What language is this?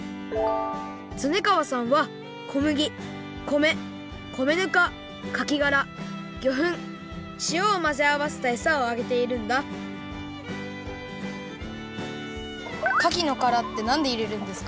Japanese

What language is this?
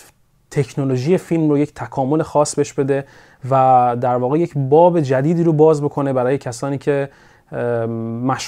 Persian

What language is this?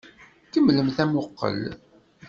Kabyle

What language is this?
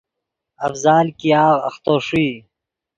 Yidgha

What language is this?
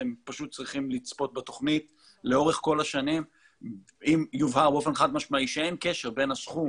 Hebrew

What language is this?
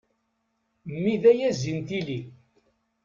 Kabyle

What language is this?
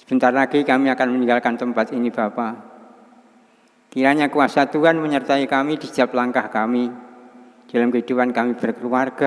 Indonesian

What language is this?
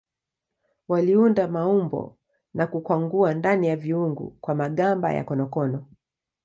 Swahili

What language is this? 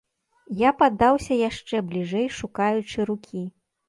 Belarusian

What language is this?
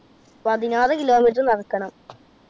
Malayalam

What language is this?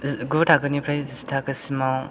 Bodo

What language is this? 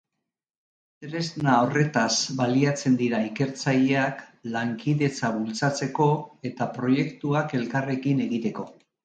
Basque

